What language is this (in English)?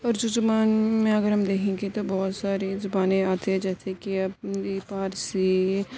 Urdu